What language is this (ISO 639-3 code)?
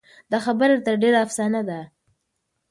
pus